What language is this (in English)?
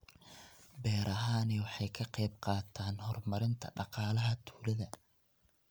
Somali